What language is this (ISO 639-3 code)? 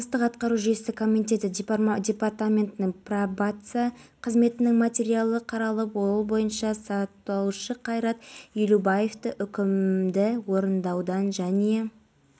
kaz